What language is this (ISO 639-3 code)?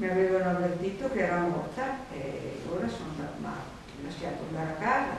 ita